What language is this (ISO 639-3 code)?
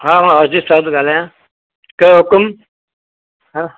snd